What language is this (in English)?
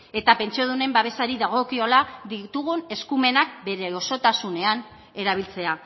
Basque